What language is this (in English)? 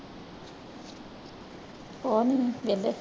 Punjabi